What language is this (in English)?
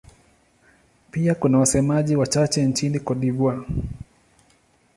Swahili